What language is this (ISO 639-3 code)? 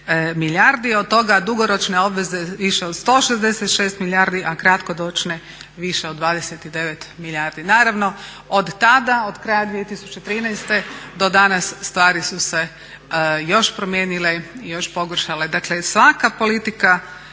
hrv